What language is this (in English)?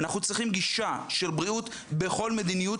Hebrew